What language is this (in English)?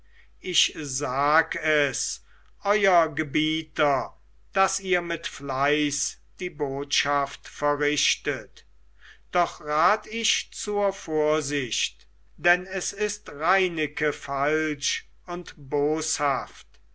German